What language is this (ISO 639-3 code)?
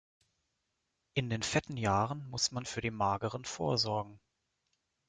deu